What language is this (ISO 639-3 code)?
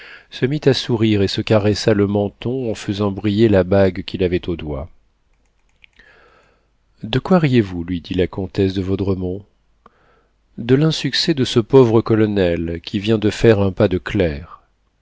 fra